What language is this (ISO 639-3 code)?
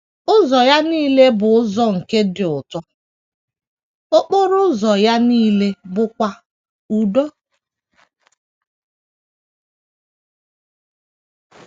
ibo